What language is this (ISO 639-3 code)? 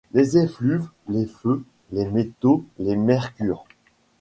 fra